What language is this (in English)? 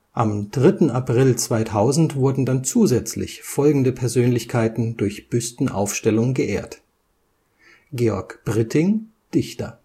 German